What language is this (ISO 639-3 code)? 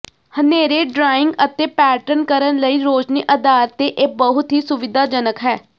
pan